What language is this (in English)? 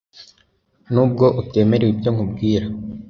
Kinyarwanda